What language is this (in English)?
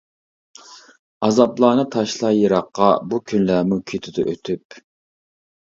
Uyghur